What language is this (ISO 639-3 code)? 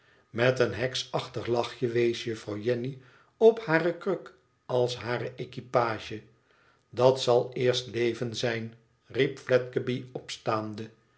nld